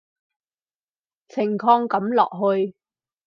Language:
Cantonese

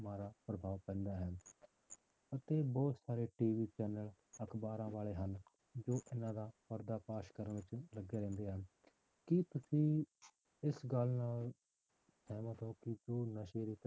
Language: Punjabi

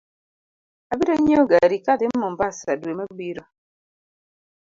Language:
Luo (Kenya and Tanzania)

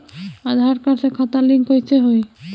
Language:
Bhojpuri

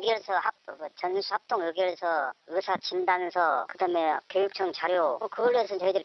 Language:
Korean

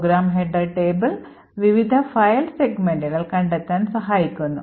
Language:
Malayalam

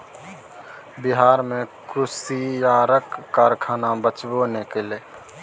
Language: Maithili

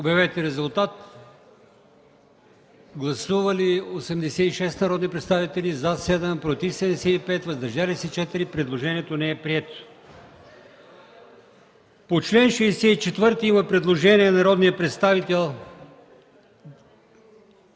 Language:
Bulgarian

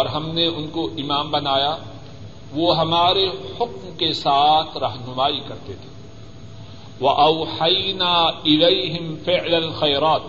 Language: Urdu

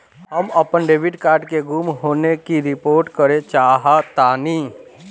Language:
Bhojpuri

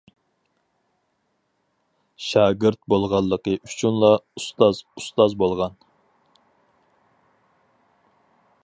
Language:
Uyghur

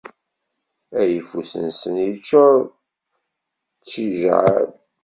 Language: Kabyle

